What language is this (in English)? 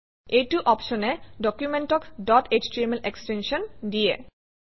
Assamese